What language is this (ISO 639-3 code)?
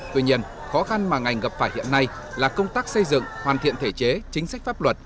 vie